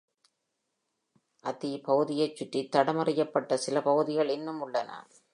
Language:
Tamil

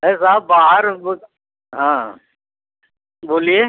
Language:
Hindi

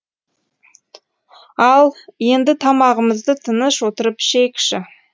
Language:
Kazakh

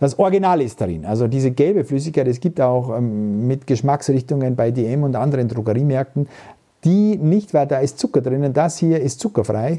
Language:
German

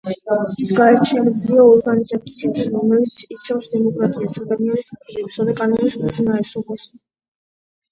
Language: Georgian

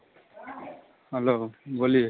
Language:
Hindi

